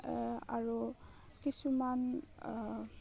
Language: Assamese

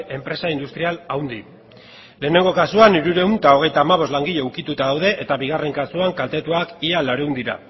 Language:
Basque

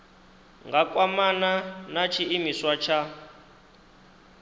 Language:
Venda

